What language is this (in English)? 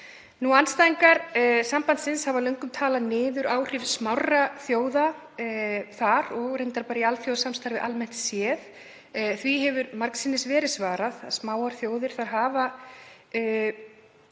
Icelandic